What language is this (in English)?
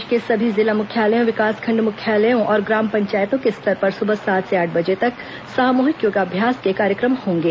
Hindi